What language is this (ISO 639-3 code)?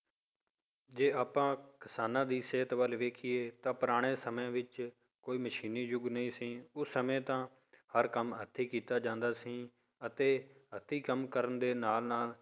pan